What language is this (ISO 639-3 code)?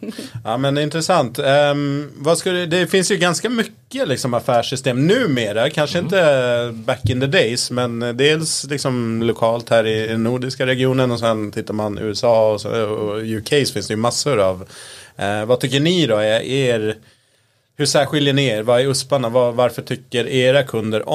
swe